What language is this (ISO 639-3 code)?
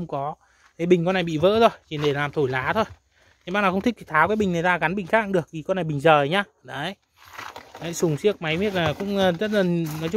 vie